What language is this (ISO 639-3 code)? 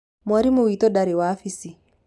kik